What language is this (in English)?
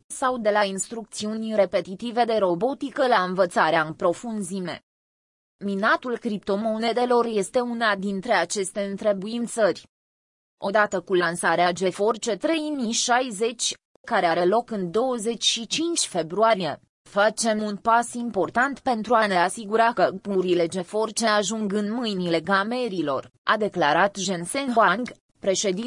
Romanian